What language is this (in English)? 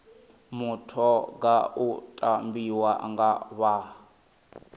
Venda